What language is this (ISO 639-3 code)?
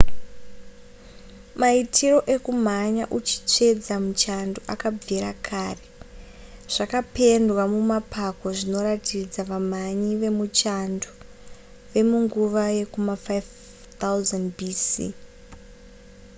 sna